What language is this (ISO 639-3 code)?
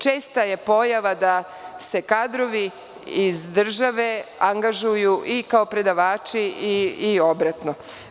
srp